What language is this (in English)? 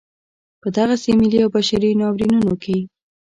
Pashto